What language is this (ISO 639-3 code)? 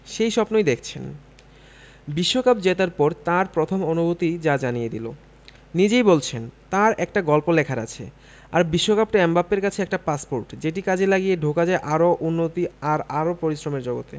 ben